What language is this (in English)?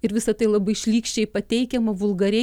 Lithuanian